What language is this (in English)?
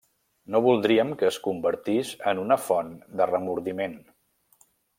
Catalan